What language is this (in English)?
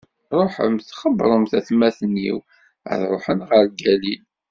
Kabyle